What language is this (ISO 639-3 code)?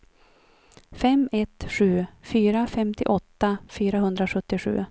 swe